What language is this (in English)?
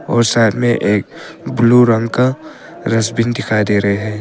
Hindi